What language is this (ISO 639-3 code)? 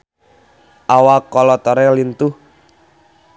sun